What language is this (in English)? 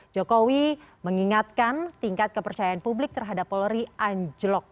Indonesian